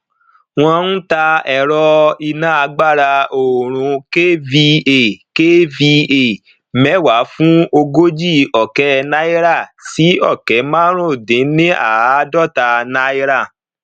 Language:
Yoruba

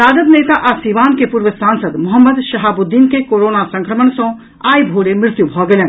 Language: Maithili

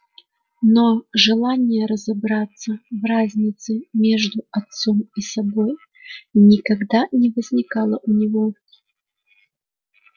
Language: Russian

